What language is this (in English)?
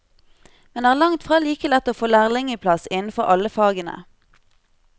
Norwegian